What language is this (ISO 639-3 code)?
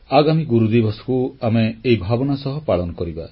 ori